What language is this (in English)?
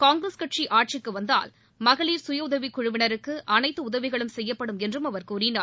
Tamil